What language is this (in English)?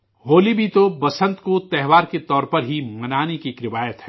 Urdu